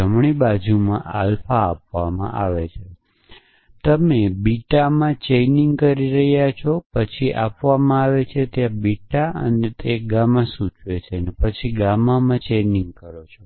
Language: Gujarati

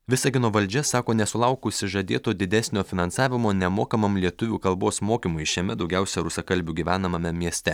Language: Lithuanian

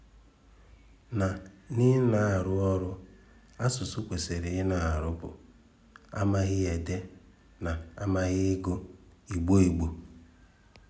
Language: Igbo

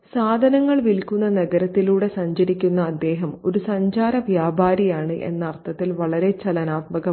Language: Malayalam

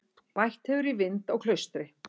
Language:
Icelandic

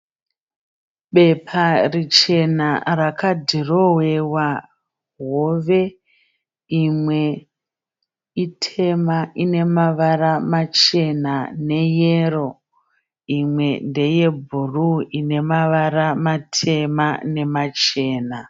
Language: Shona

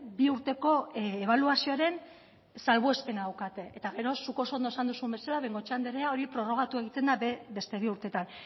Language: Basque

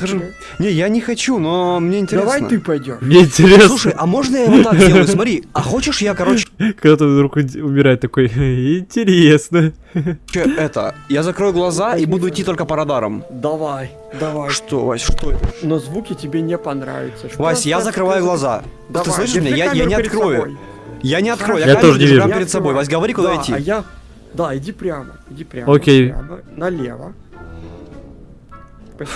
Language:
Russian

